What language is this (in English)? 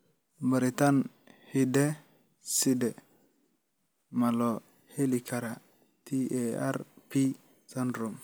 Somali